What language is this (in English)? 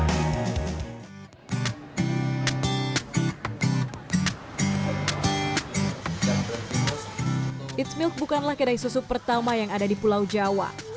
Indonesian